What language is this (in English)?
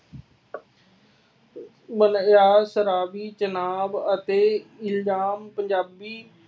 Punjabi